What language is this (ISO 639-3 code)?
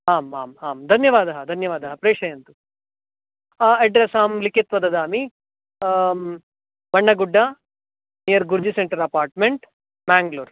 san